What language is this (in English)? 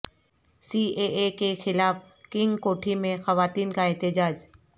Urdu